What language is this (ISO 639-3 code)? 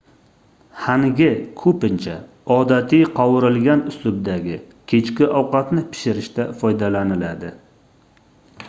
uzb